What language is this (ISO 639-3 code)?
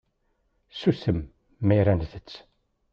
kab